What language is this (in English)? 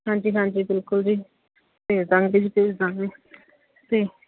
Punjabi